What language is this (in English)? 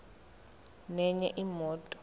Zulu